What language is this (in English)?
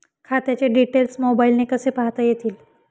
Marathi